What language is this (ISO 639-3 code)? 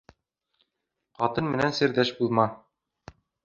bak